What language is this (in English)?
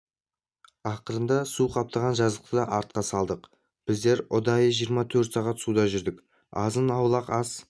Kazakh